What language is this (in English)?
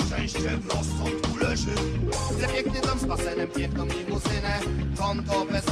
Polish